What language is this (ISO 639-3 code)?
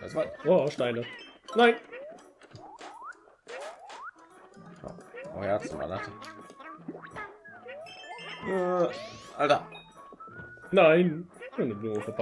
deu